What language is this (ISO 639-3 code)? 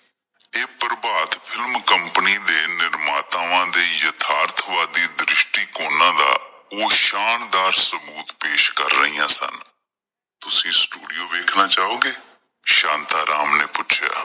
pan